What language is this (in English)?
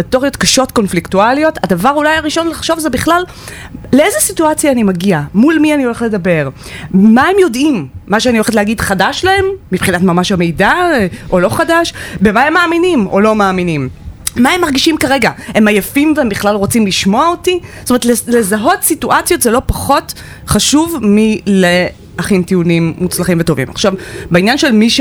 Hebrew